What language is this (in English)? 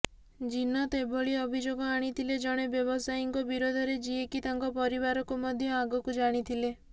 Odia